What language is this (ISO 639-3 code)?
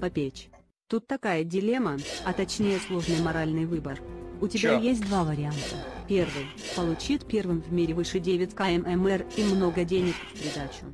rus